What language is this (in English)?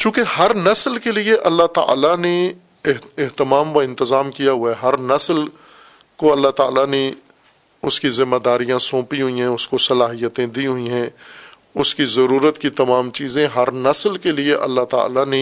Urdu